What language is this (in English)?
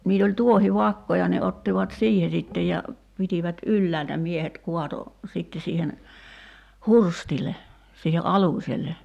Finnish